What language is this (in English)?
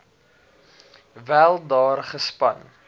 Afrikaans